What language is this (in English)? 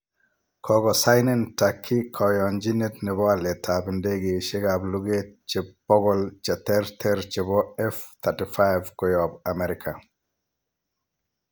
Kalenjin